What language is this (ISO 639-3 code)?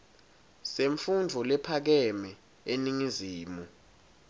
ssw